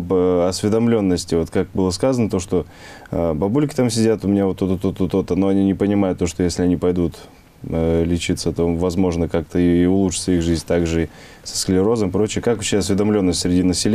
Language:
Russian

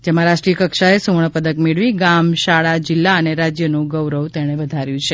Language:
Gujarati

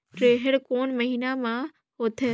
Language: Chhattisgarhi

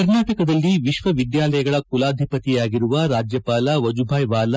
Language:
Kannada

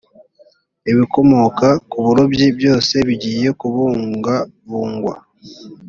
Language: Kinyarwanda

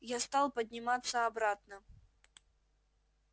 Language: Russian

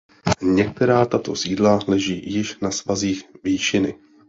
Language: Czech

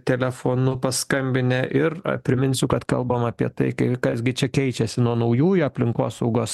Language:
Lithuanian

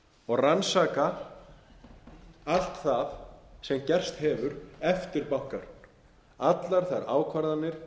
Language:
Icelandic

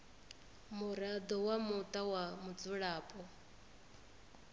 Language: Venda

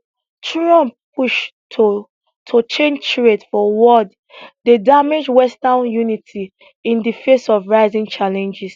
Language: Nigerian Pidgin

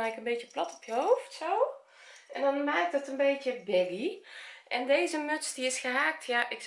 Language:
Dutch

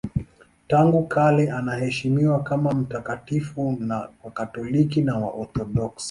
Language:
Swahili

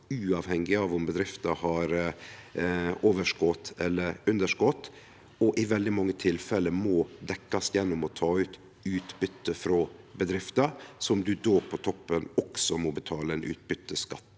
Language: Norwegian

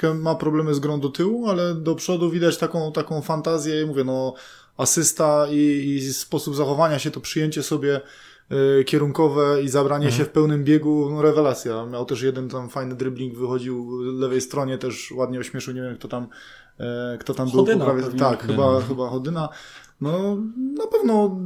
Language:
Polish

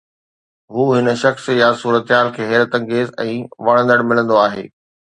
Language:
Sindhi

